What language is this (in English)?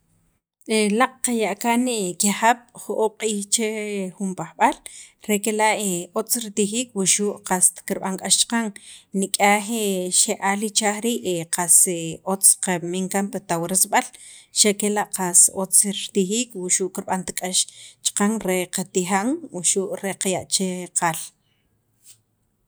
Sacapulteco